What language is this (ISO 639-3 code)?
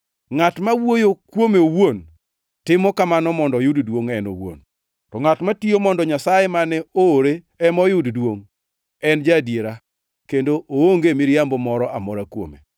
luo